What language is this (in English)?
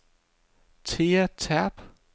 Danish